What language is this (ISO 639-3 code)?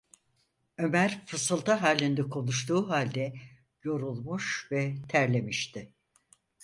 tur